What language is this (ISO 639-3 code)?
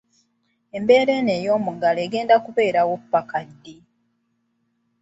lug